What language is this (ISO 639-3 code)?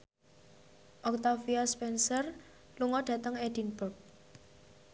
jav